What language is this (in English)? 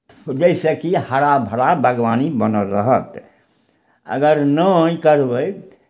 Maithili